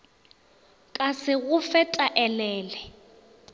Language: Northern Sotho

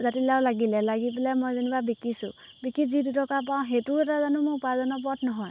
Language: Assamese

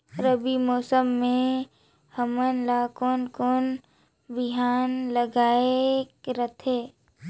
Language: Chhattisgarhi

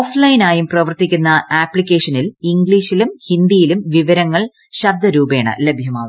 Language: Malayalam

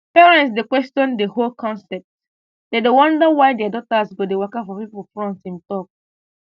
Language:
Nigerian Pidgin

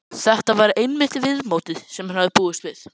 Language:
Icelandic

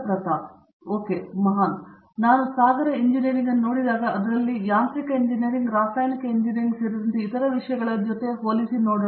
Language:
Kannada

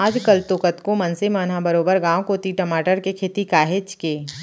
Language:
Chhattisgarhi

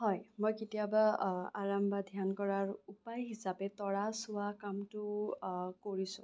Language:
Assamese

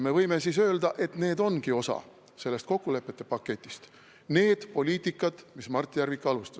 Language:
Estonian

